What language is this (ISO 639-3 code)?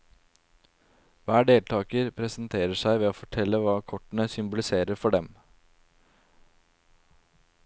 nor